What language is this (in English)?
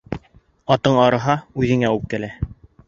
Bashkir